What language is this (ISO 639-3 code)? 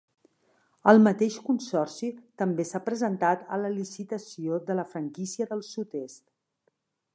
cat